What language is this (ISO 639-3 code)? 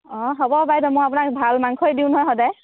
asm